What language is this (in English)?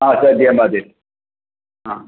Malayalam